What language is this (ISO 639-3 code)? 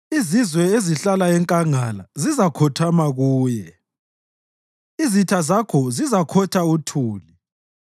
nde